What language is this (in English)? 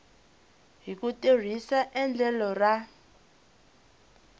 Tsonga